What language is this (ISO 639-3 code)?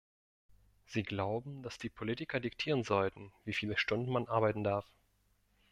deu